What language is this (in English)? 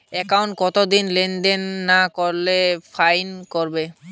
Bangla